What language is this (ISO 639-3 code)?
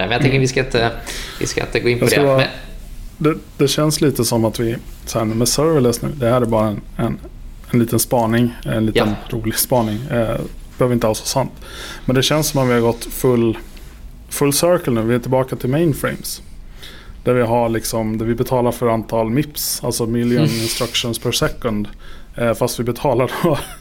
swe